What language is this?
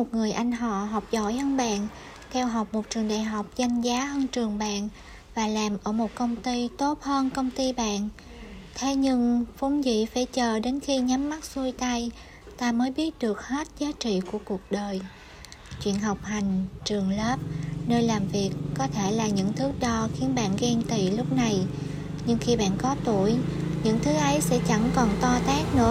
Vietnamese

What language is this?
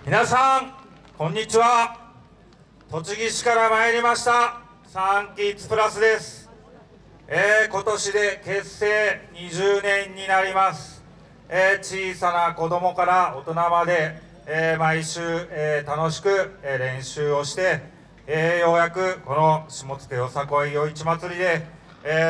Japanese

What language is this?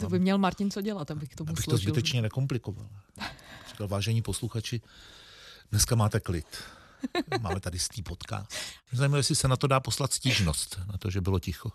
Czech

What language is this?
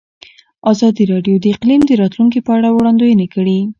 Pashto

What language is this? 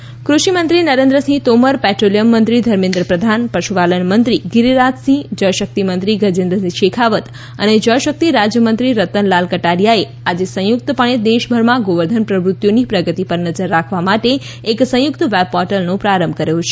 Gujarati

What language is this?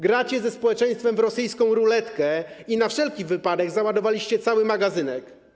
Polish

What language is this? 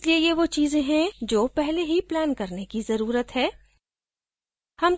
Hindi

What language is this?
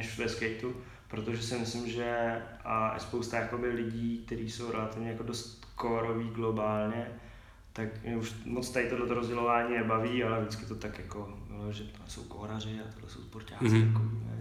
Czech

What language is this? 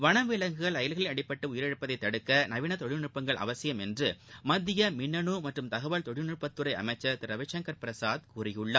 Tamil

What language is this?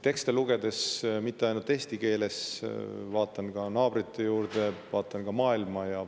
Estonian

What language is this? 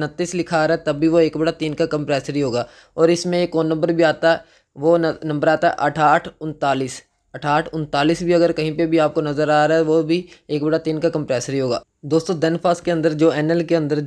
Hindi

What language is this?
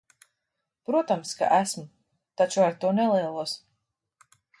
Latvian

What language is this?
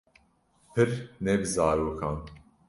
Kurdish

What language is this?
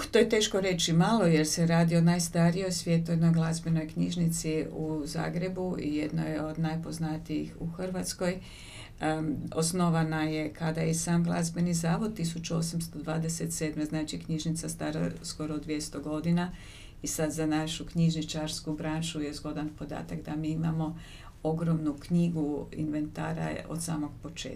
Croatian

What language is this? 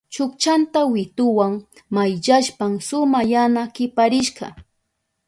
Southern Pastaza Quechua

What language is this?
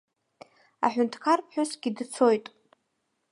Abkhazian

